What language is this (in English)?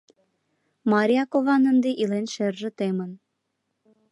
Mari